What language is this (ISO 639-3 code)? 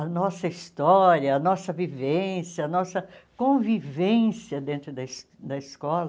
por